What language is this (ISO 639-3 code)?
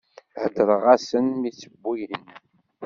kab